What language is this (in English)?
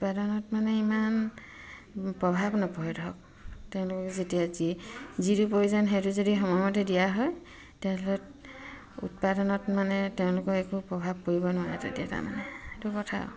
Assamese